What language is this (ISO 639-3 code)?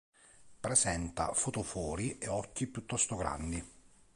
ita